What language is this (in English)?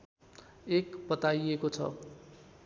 Nepali